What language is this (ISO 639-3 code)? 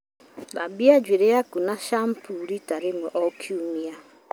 kik